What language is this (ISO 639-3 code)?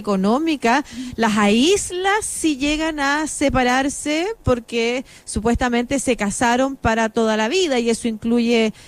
spa